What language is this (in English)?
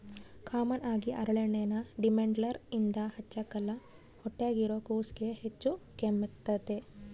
Kannada